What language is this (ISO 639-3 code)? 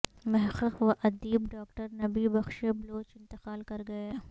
urd